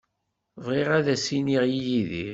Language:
Kabyle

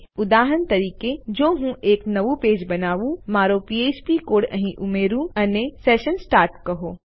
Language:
Gujarati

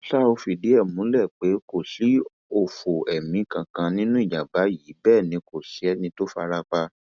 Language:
Yoruba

